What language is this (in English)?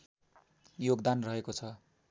Nepali